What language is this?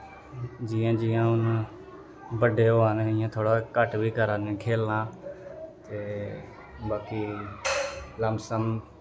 Dogri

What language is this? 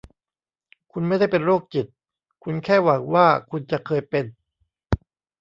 Thai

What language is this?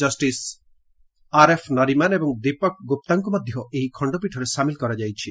Odia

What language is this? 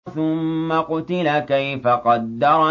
Arabic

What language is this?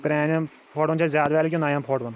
Kashmiri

